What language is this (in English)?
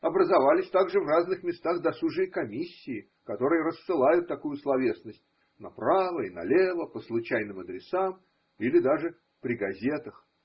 Russian